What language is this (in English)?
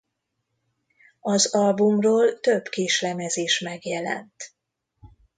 Hungarian